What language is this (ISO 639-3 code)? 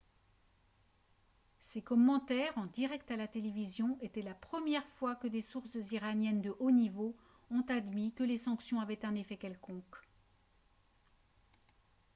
fra